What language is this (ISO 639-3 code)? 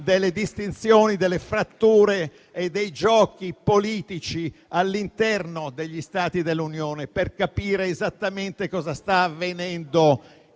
ita